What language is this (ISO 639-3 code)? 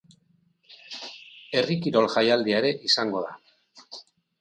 eus